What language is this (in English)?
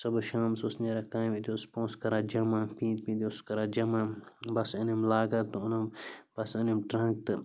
Kashmiri